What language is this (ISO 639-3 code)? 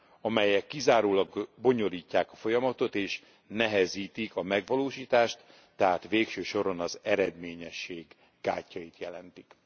hun